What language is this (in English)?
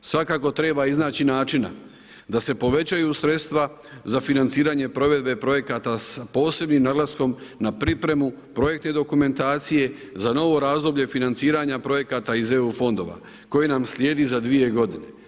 Croatian